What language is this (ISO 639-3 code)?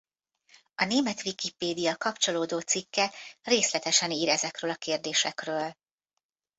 hun